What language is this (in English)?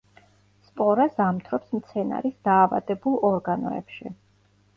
Georgian